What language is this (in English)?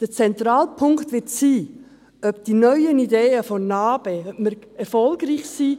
Swiss German